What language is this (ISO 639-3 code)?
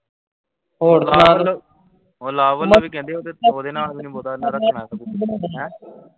pan